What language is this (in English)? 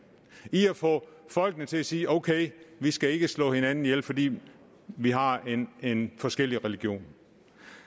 Danish